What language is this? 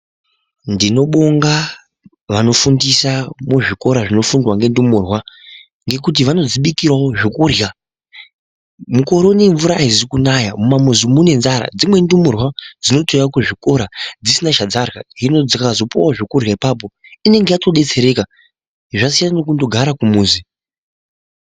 Ndau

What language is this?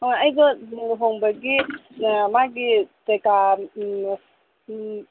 Manipuri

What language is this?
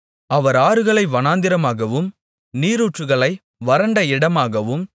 Tamil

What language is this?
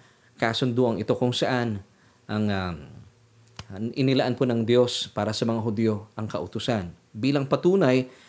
Filipino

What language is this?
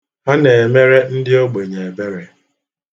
Igbo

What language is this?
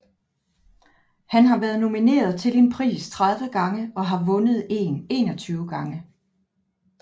Danish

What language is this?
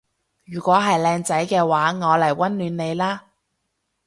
Cantonese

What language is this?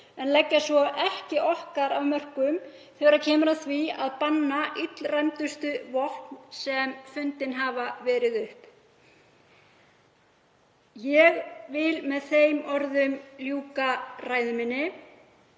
Icelandic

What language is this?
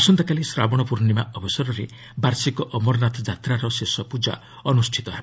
Odia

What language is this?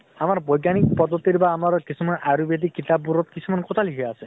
Assamese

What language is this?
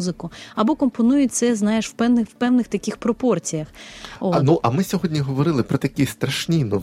Ukrainian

